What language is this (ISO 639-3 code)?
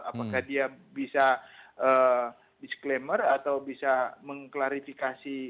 ind